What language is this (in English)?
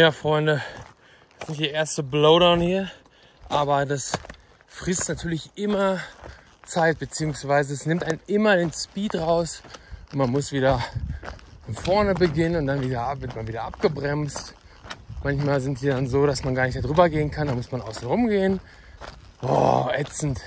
German